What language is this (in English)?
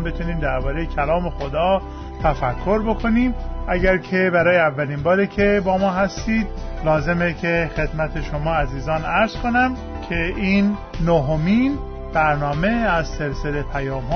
Persian